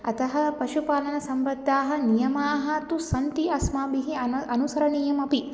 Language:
Sanskrit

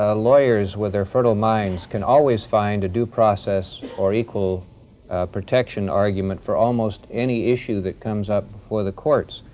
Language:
English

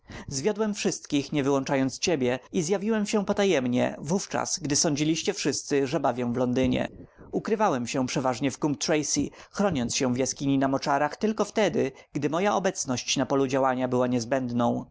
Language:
Polish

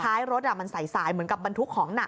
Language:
Thai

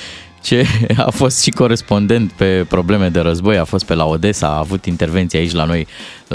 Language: Romanian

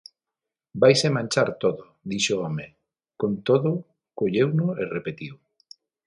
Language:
Galician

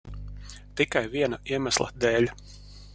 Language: Latvian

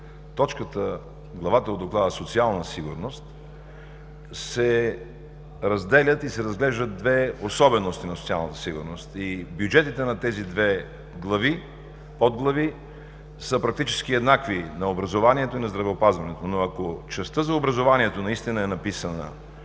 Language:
Bulgarian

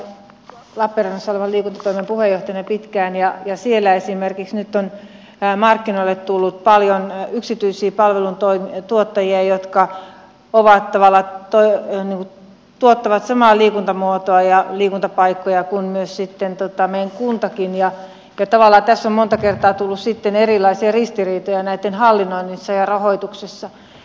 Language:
Finnish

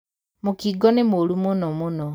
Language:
Kikuyu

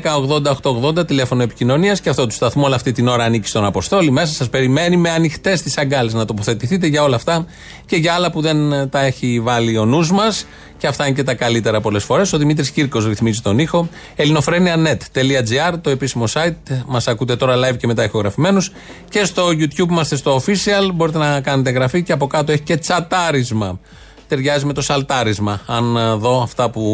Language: Greek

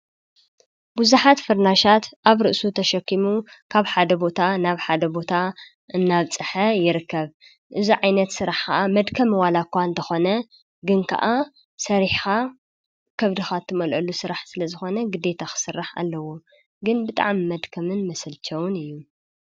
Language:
Tigrinya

